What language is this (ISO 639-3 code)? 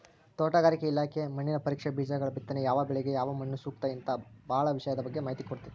kan